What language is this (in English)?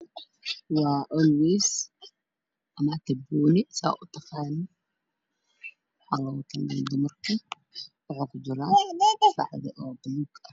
Somali